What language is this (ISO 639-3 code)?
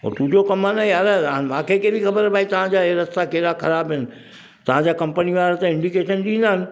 snd